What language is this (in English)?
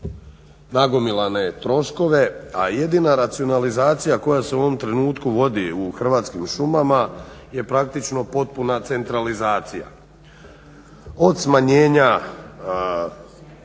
Croatian